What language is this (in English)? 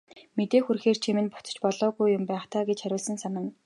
Mongolian